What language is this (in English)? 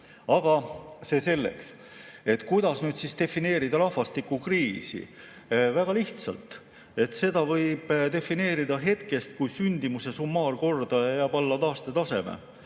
Estonian